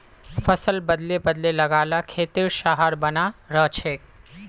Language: Magahi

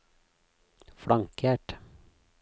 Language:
Norwegian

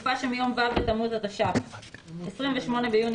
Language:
Hebrew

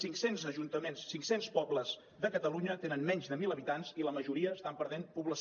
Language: Catalan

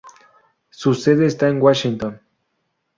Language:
Spanish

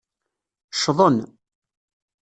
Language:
Kabyle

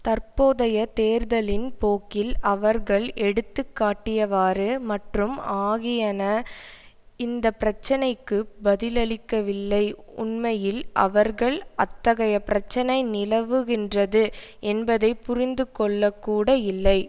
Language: Tamil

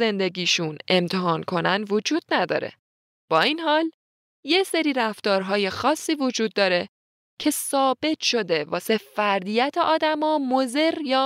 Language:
Persian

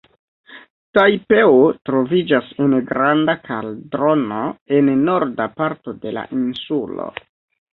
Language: Esperanto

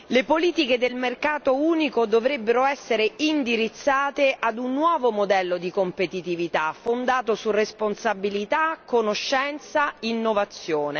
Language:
Italian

